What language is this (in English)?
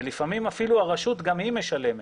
Hebrew